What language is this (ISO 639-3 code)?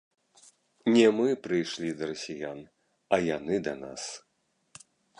bel